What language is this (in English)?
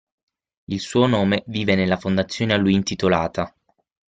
Italian